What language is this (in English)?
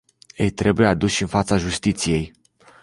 Romanian